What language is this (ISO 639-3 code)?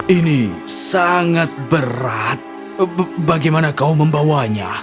ind